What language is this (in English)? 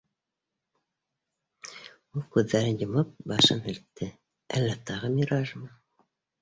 Bashkir